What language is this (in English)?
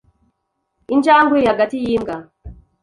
Kinyarwanda